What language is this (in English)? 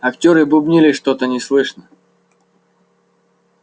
Russian